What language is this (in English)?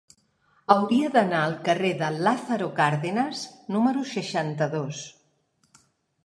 Catalan